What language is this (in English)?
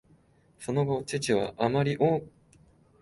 Japanese